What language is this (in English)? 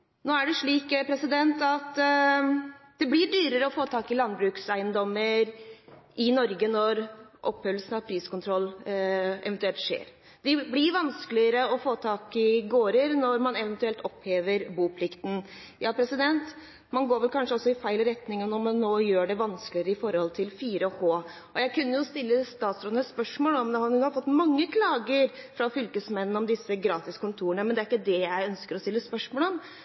Norwegian Bokmål